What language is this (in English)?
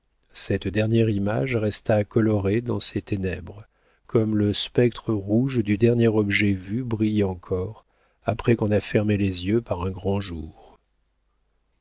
French